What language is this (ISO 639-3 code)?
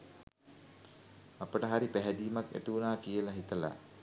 sin